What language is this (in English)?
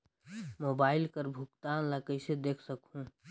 Chhattisgarhi